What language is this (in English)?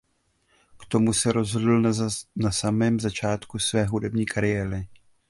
Czech